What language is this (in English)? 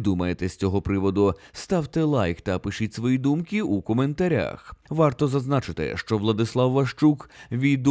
Ukrainian